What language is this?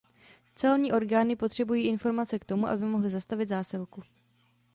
Czech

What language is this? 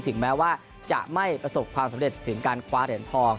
Thai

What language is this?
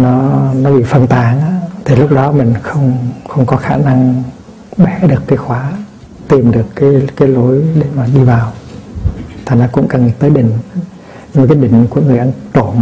Vietnamese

